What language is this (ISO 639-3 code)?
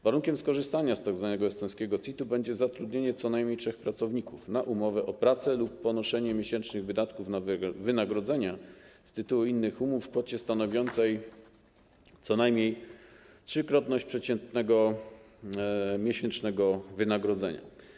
pol